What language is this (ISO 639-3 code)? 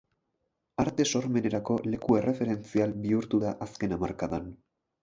eus